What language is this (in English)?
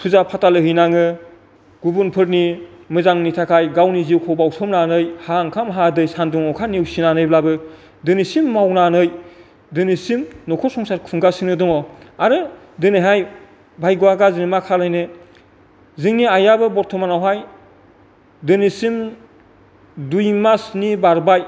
Bodo